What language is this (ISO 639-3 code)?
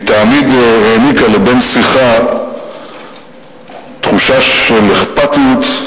heb